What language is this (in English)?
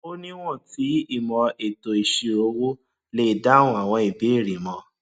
Yoruba